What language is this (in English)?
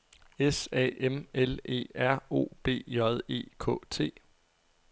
Danish